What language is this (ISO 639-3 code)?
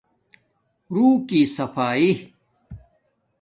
dmk